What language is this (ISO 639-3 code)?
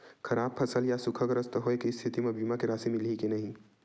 hne